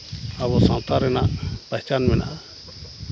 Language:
Santali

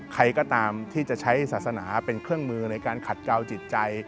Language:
Thai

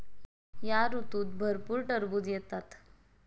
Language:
Marathi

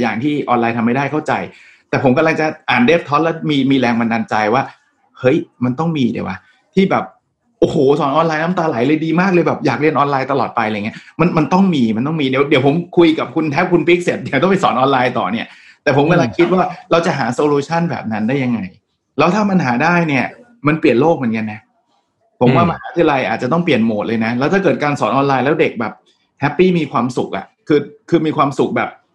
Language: Thai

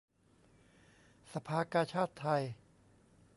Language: Thai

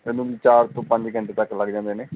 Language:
Punjabi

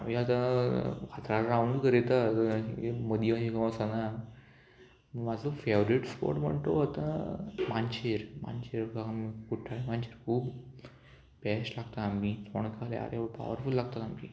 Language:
Konkani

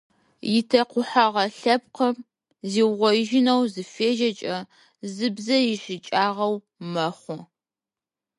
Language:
Adyghe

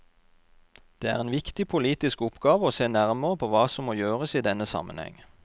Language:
Norwegian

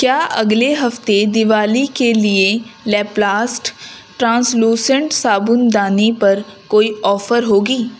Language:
Urdu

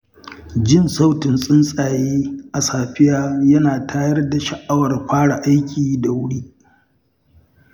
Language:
Hausa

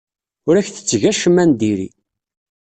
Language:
Kabyle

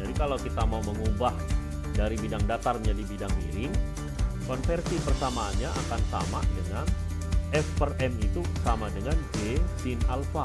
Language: Indonesian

